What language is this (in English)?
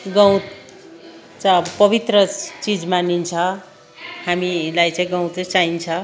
Nepali